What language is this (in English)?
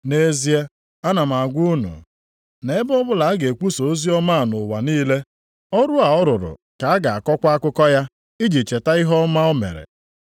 Igbo